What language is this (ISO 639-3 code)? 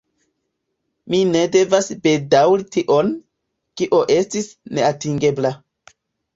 epo